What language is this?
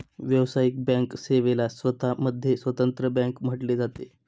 Marathi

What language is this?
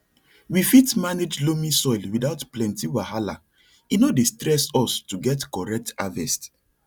Nigerian Pidgin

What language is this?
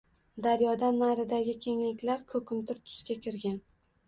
Uzbek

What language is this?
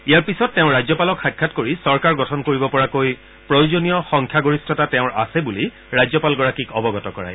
Assamese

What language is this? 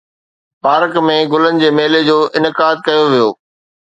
Sindhi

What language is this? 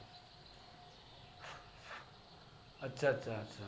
Gujarati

